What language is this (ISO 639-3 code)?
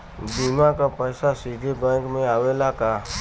bho